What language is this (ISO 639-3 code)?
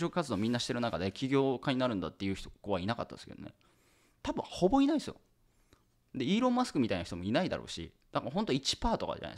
jpn